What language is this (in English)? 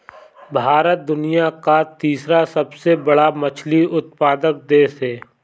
Hindi